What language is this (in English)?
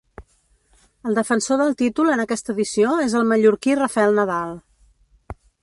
Catalan